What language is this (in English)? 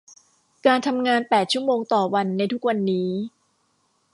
Thai